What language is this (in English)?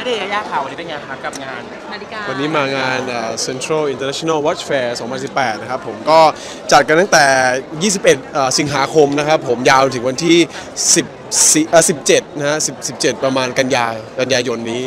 Thai